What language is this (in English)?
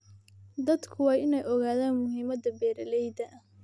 Somali